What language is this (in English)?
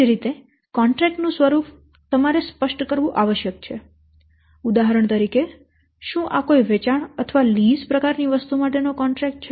Gujarati